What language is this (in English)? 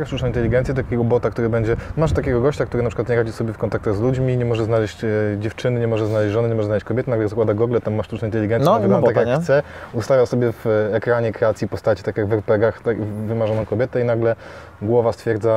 Polish